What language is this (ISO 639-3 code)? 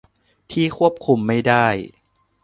tha